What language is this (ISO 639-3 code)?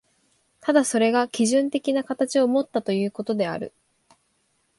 jpn